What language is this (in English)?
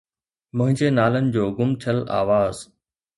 Sindhi